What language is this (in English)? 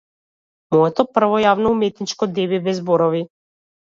Macedonian